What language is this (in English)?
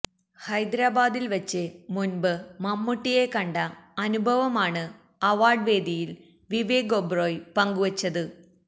Malayalam